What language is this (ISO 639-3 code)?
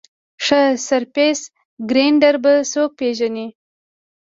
pus